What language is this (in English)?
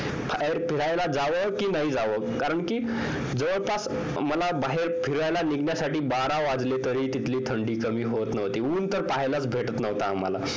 Marathi